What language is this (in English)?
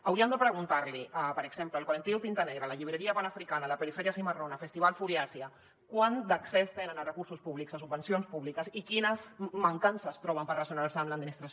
Catalan